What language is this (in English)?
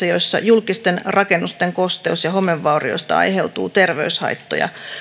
Finnish